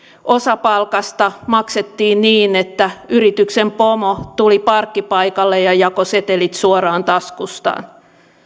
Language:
Finnish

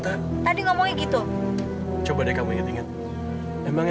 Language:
Indonesian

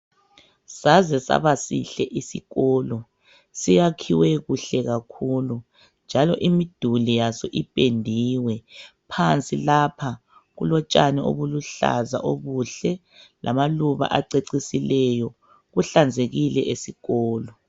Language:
North Ndebele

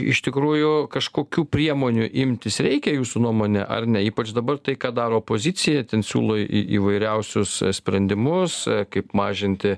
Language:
Lithuanian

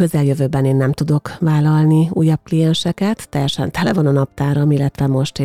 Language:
Hungarian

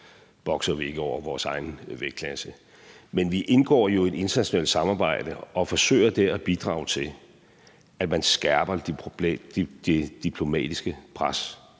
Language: Danish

